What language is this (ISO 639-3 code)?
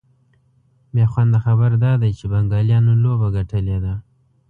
pus